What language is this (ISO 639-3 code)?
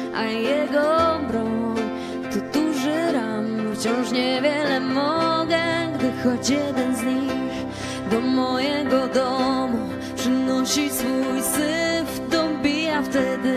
pol